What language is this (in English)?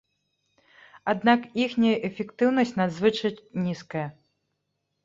Belarusian